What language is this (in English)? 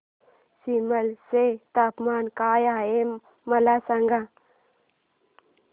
Marathi